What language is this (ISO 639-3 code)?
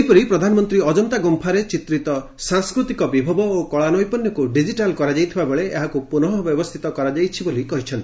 ori